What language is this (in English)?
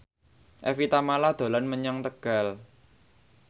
Javanese